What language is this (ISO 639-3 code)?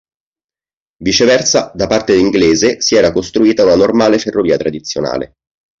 ita